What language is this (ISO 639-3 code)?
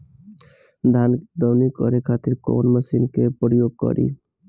bho